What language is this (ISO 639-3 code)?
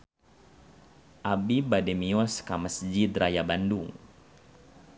sun